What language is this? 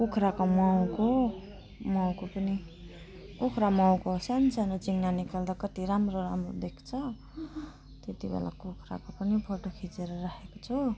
Nepali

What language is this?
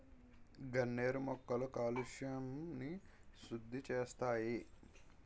Telugu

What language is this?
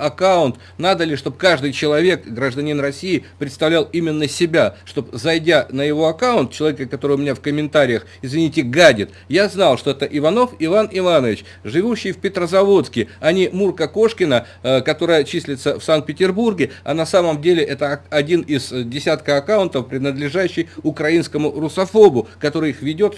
Russian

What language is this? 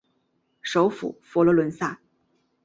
Chinese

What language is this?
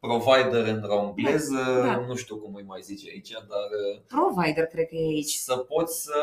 Romanian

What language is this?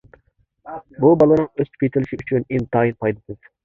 Uyghur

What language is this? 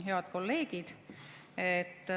Estonian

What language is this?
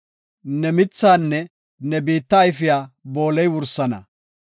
Gofa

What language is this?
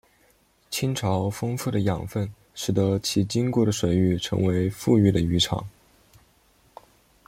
Chinese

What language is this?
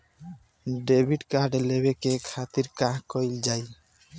Bhojpuri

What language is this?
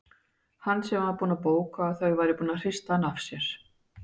Icelandic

